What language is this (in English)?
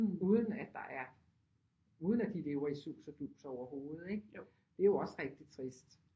Danish